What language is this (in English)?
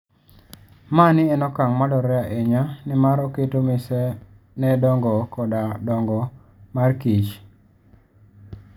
Luo (Kenya and Tanzania)